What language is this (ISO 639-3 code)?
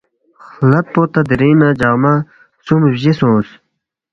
bft